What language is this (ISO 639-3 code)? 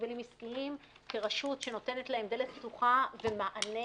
heb